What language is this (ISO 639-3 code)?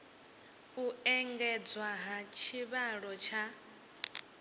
ven